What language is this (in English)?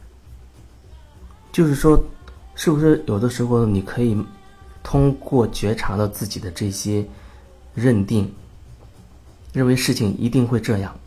Chinese